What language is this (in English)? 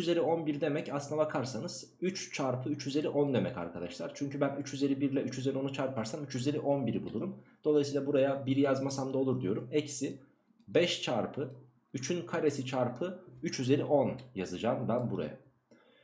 Turkish